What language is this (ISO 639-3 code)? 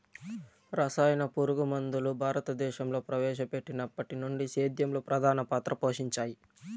tel